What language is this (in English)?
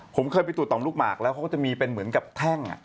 Thai